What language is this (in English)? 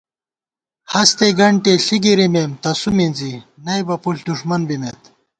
Gawar-Bati